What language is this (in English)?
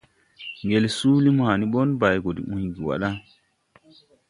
Tupuri